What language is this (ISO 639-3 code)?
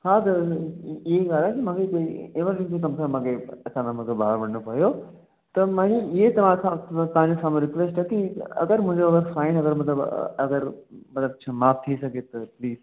snd